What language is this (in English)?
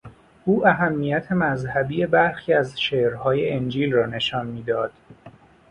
Persian